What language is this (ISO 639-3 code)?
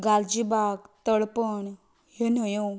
kok